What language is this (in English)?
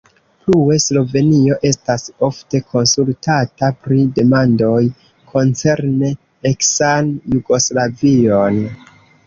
Esperanto